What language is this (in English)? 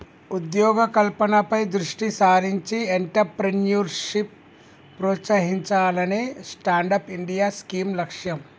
Telugu